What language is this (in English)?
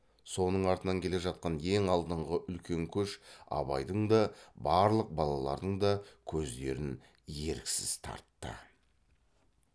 Kazakh